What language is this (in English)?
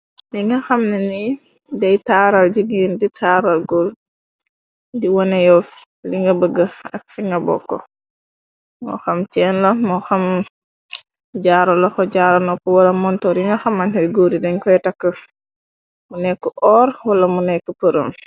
Wolof